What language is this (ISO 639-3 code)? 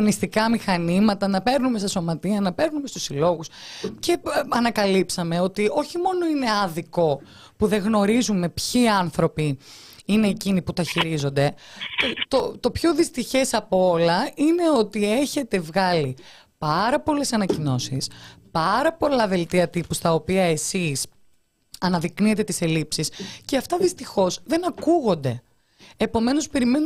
ell